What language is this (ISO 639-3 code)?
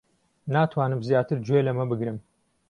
ckb